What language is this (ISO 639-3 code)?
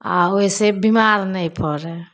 mai